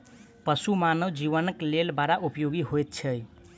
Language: Maithili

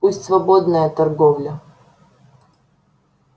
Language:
Russian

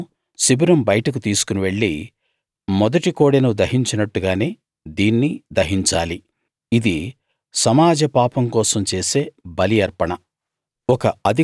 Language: Telugu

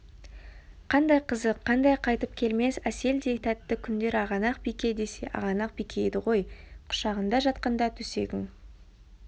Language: Kazakh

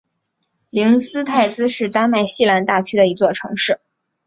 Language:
Chinese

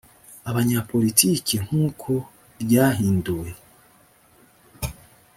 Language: Kinyarwanda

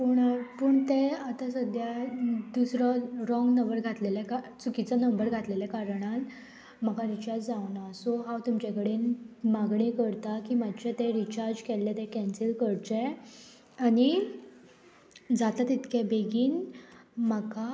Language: Konkani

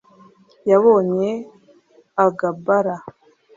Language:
Kinyarwanda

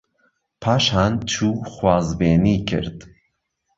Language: Central Kurdish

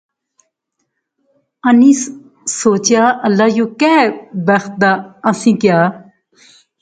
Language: Pahari-Potwari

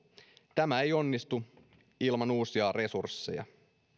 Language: Finnish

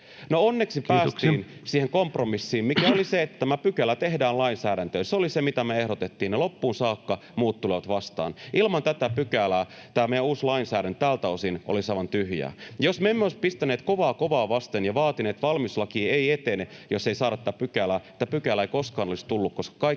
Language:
Finnish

